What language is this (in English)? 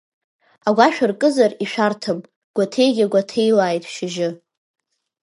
Abkhazian